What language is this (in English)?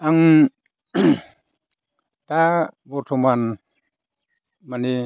Bodo